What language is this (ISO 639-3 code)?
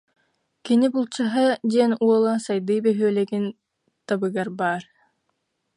sah